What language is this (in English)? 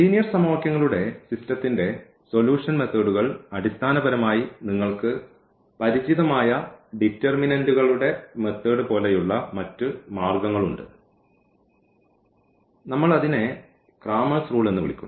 Malayalam